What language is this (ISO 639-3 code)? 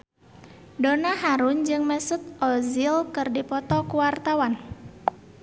sun